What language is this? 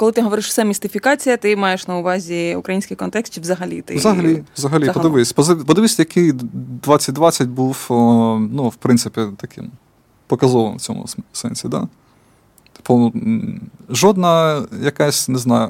Ukrainian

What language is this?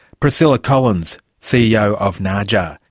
English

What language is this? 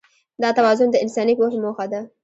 Pashto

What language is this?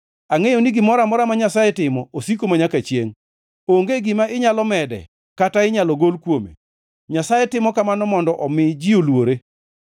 Luo (Kenya and Tanzania)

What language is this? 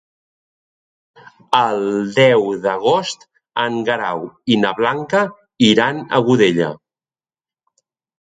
Catalan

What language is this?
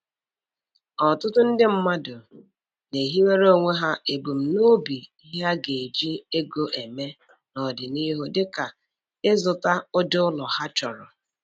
Igbo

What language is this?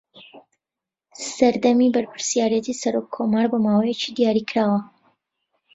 Central Kurdish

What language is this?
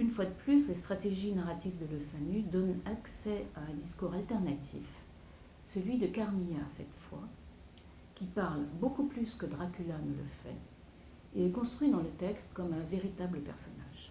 French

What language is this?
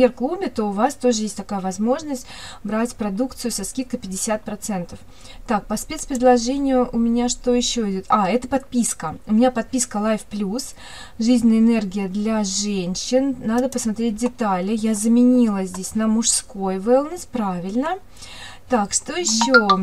Russian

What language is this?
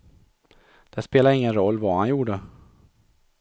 Swedish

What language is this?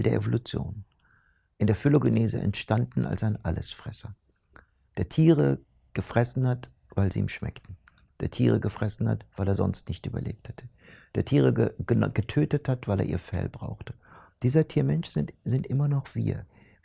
German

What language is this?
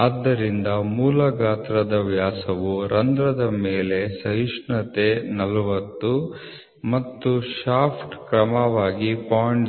Kannada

